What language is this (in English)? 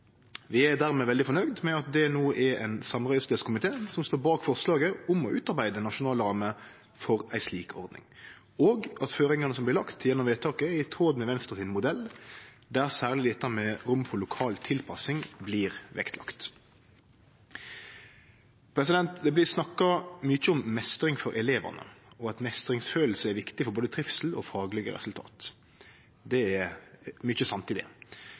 Norwegian Nynorsk